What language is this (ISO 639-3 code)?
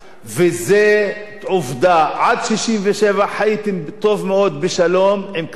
heb